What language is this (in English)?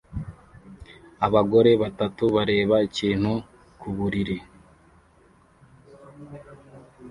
Kinyarwanda